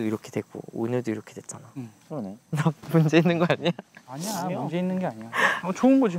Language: Korean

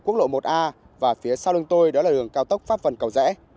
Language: Vietnamese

